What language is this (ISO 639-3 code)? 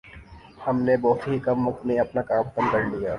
urd